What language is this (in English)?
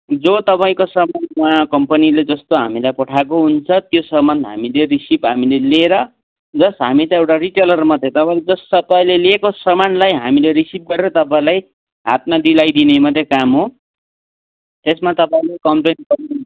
Nepali